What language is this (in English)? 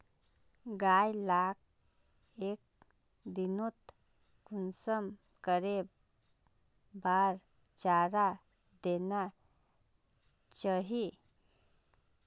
Magahi